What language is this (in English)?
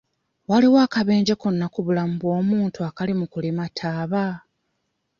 Ganda